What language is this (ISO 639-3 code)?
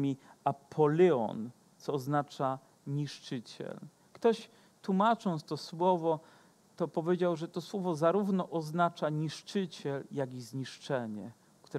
pol